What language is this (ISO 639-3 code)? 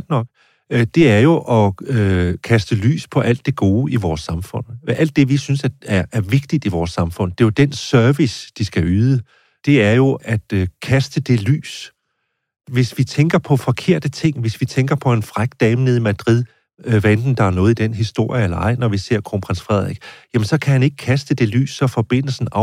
dan